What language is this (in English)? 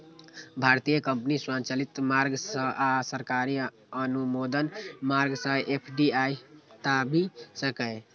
Maithili